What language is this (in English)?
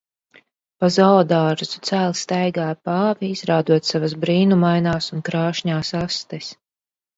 Latvian